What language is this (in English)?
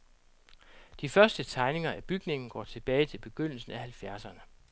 Danish